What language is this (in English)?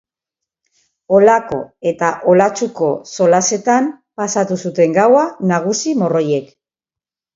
Basque